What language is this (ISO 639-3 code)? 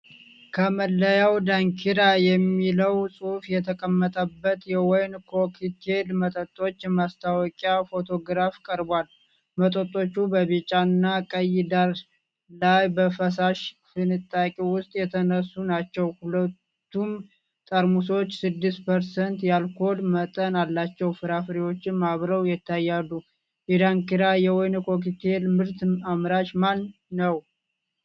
amh